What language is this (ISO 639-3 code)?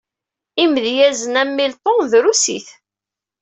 kab